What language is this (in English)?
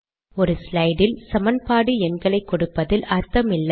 Tamil